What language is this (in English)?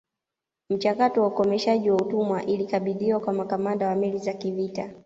Swahili